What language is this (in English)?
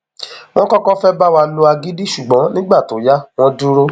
Yoruba